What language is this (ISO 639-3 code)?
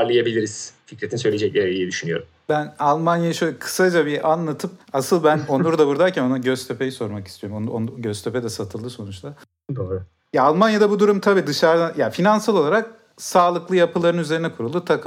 tur